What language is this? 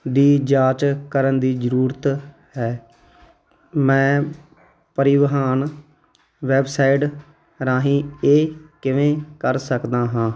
Punjabi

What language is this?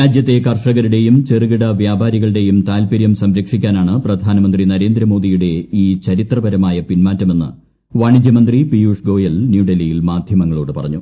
Malayalam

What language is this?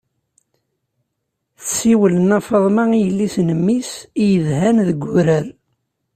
Kabyle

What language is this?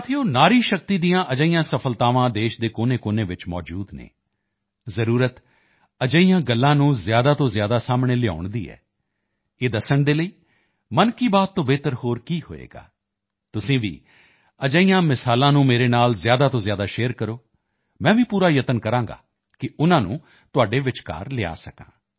Punjabi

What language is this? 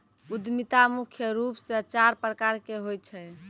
Maithili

